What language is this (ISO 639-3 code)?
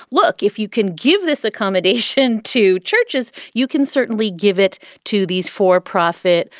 eng